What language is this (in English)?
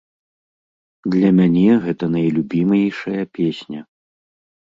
Belarusian